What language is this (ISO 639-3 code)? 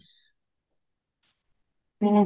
pan